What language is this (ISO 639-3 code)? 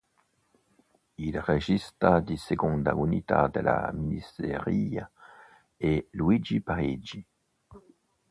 ita